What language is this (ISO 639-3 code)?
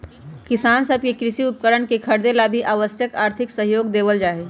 mag